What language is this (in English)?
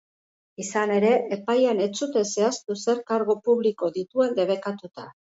Basque